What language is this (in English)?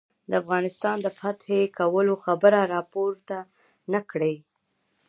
Pashto